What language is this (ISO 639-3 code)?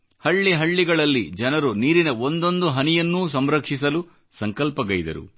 kan